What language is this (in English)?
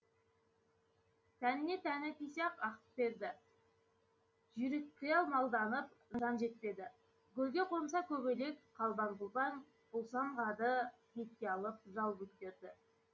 Kazakh